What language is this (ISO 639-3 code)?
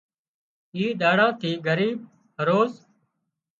kxp